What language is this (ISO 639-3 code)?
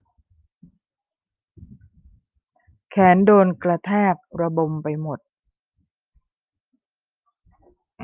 tha